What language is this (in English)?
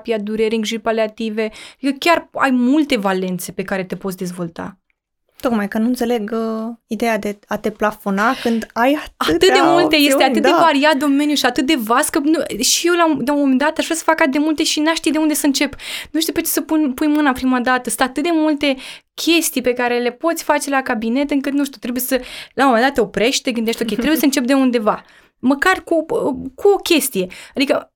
Romanian